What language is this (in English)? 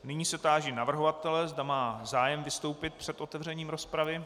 Czech